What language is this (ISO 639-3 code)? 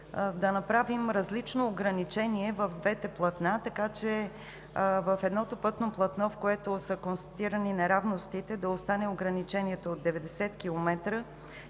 bul